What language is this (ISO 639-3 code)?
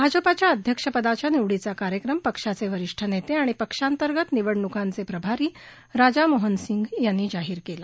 mar